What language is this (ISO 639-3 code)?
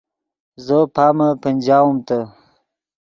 ydg